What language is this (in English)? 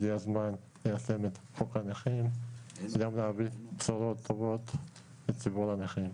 Hebrew